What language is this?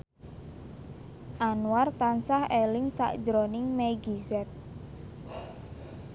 Javanese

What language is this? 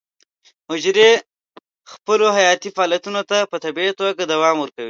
Pashto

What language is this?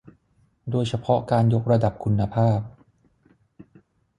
Thai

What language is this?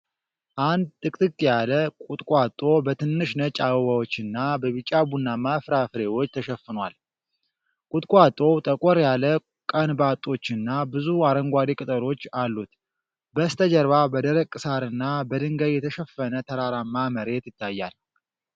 Amharic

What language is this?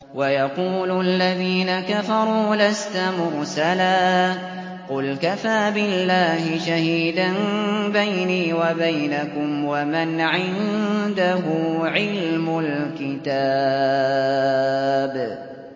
Arabic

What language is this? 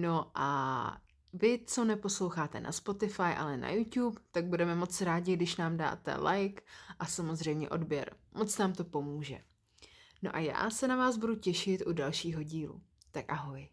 Czech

